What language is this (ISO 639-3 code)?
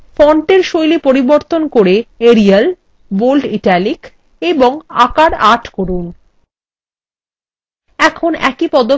ben